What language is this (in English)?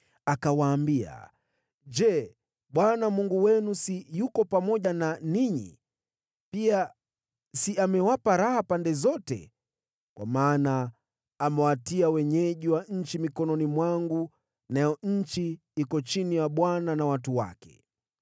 Swahili